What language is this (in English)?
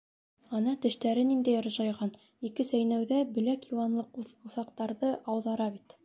Bashkir